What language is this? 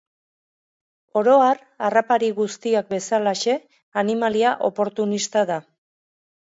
Basque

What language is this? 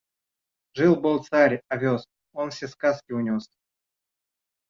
Russian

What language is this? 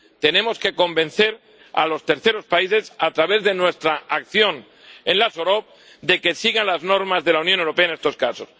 Spanish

